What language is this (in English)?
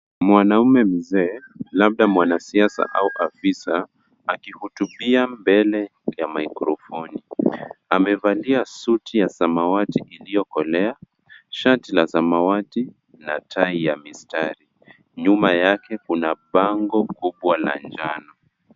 Swahili